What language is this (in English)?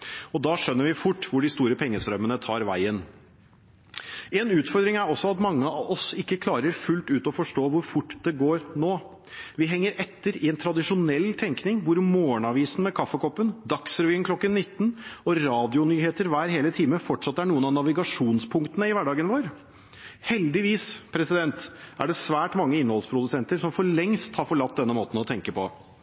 Norwegian Bokmål